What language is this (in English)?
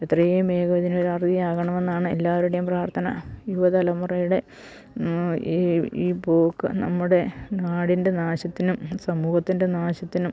Malayalam